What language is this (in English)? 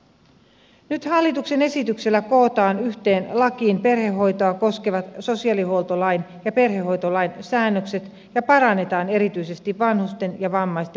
Finnish